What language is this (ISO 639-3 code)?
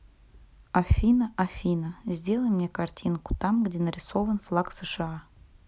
rus